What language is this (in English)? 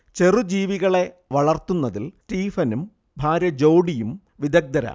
Malayalam